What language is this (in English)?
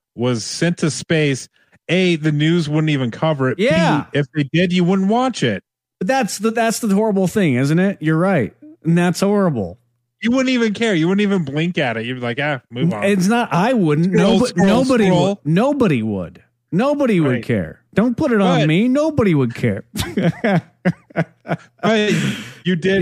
English